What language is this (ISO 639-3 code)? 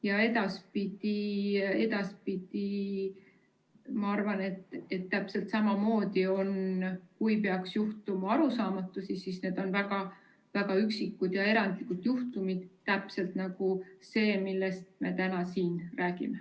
est